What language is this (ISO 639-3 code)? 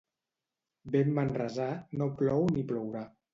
cat